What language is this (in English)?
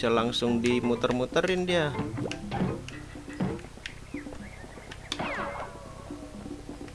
Indonesian